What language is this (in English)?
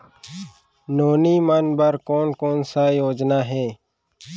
Chhattisgarhi